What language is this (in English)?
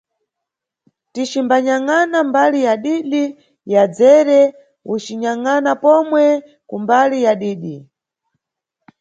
Nyungwe